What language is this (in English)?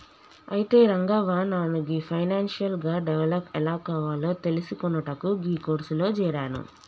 Telugu